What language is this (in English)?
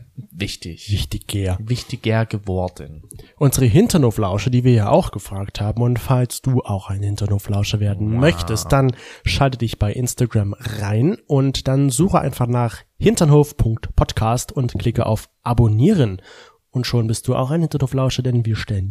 German